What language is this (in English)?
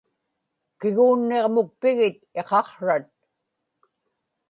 Inupiaq